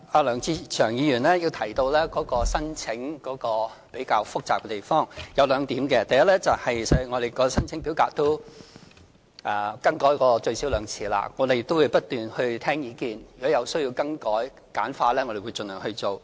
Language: Cantonese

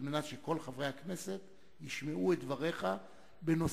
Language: Hebrew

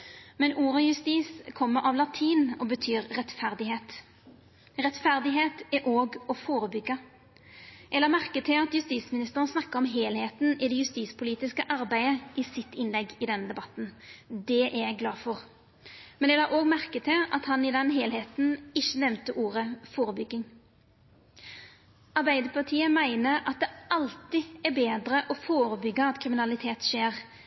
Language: Norwegian Nynorsk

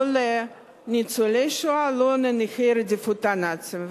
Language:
Hebrew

